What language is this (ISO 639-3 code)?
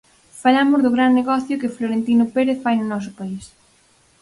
glg